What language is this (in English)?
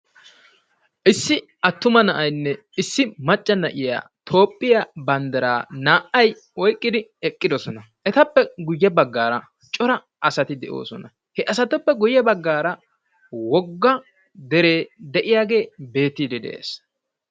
Wolaytta